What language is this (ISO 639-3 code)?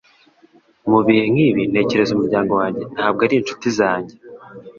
kin